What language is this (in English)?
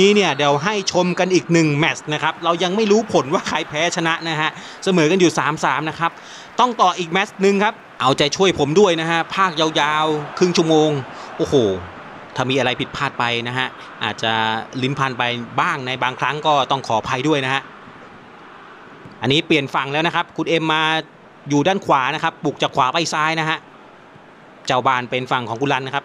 Thai